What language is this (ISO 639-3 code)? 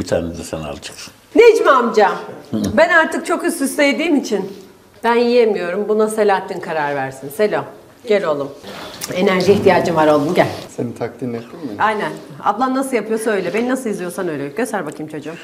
tur